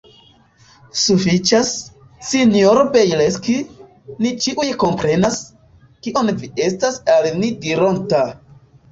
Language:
Esperanto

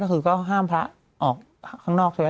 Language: Thai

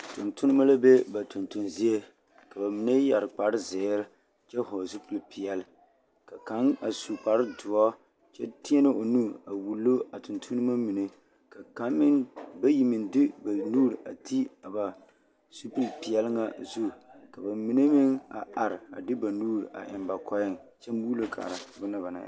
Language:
Southern Dagaare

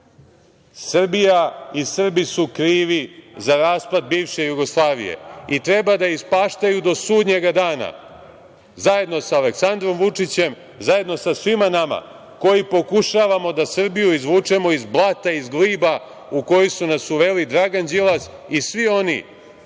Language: Serbian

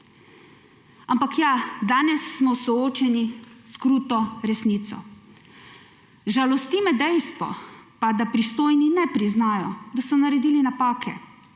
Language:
Slovenian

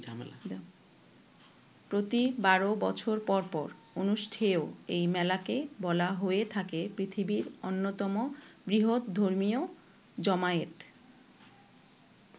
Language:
Bangla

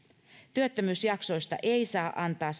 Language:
Finnish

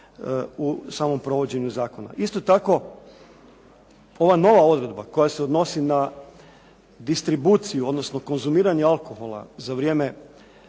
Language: Croatian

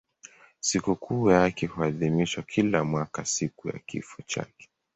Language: Swahili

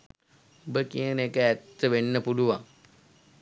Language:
Sinhala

